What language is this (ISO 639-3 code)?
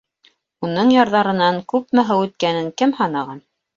bak